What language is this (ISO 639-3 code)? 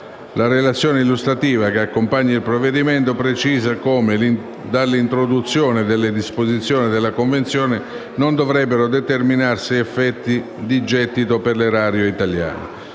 ita